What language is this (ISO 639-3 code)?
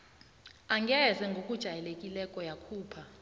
nbl